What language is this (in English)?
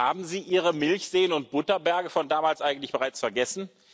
German